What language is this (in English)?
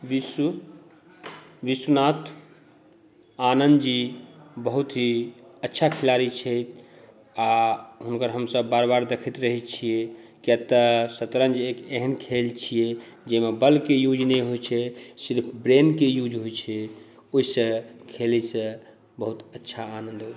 Maithili